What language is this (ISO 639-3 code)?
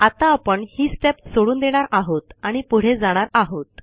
mar